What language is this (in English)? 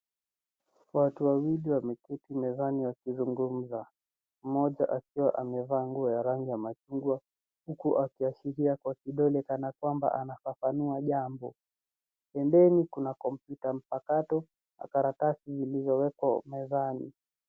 Swahili